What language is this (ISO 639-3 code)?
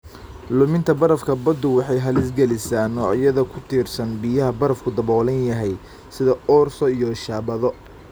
som